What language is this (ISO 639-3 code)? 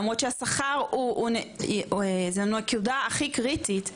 heb